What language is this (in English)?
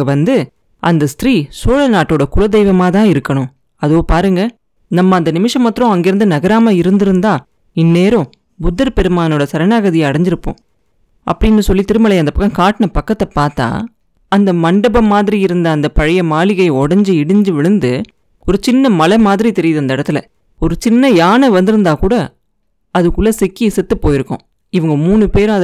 Tamil